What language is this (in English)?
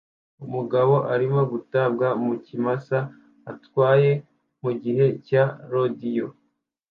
Kinyarwanda